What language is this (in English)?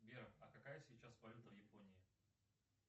Russian